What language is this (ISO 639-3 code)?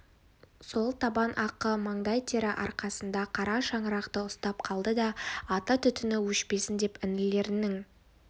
kaz